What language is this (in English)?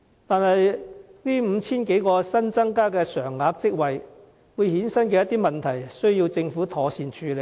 Cantonese